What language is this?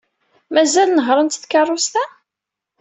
Kabyle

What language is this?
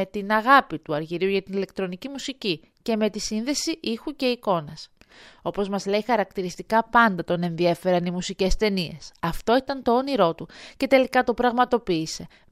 Greek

